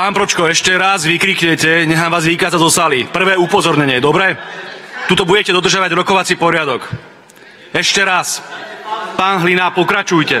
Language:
Slovak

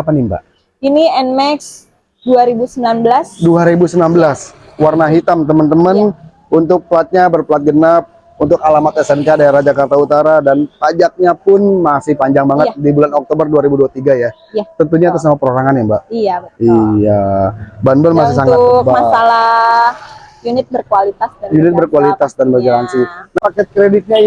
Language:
Indonesian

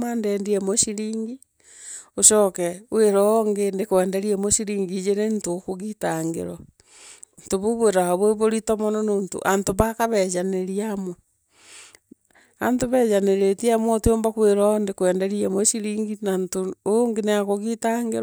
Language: Meru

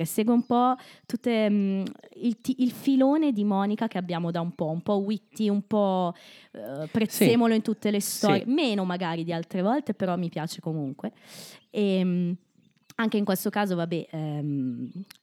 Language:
Italian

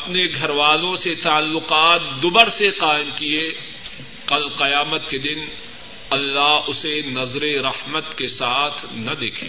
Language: Urdu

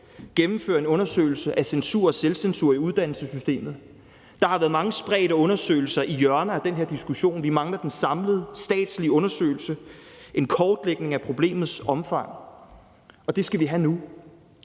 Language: Danish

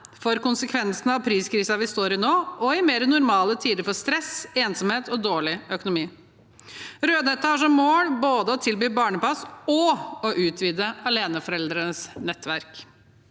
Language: Norwegian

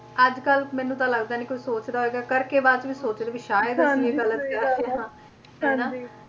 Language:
Punjabi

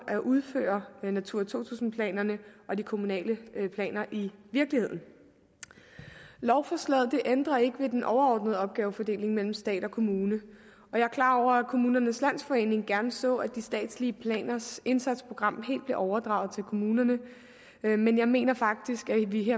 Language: Danish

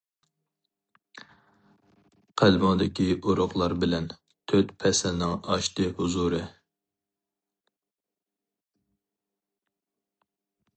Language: Uyghur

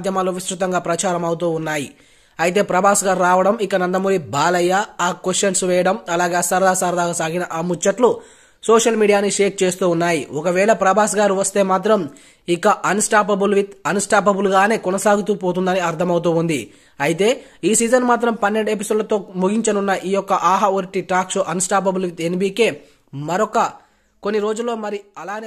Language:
Dutch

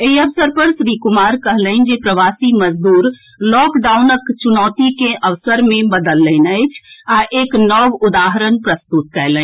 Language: Maithili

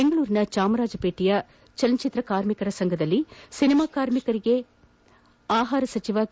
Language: Kannada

